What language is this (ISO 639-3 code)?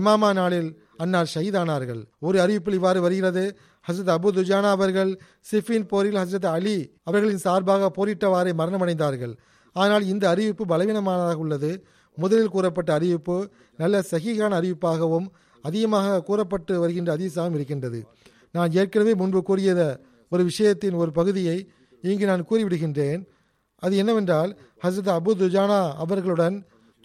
tam